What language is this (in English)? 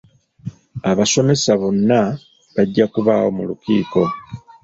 Ganda